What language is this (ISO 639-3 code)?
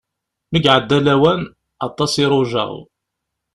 kab